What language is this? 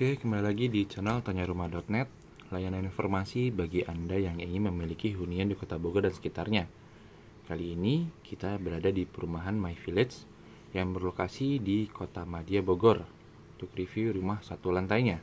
Indonesian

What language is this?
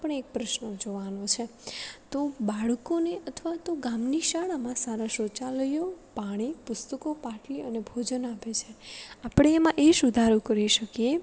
Gujarati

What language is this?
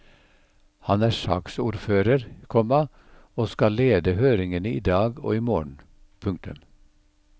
Norwegian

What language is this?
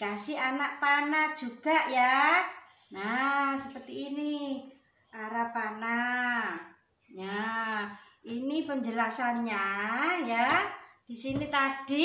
Indonesian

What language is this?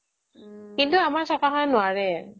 Assamese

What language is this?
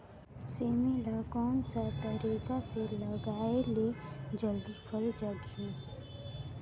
Chhattisgarhi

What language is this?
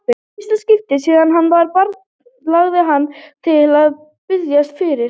Icelandic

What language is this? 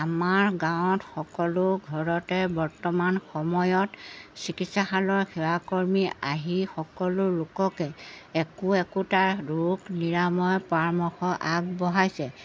Assamese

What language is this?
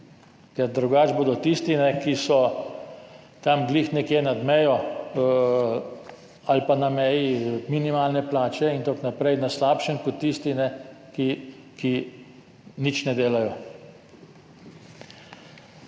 Slovenian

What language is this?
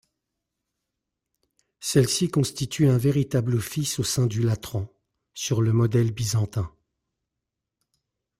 French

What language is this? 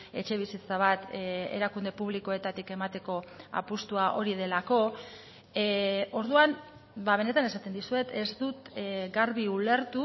Basque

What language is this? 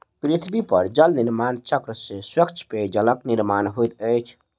Maithili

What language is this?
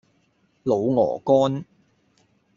Cantonese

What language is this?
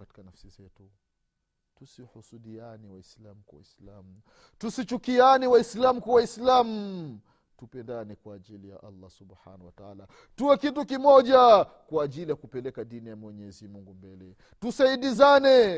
Swahili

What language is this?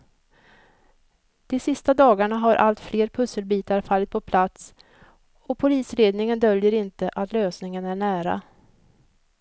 Swedish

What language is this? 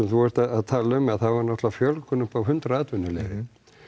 Icelandic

